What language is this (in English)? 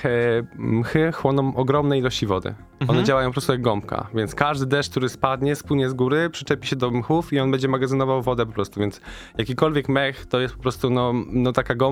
Polish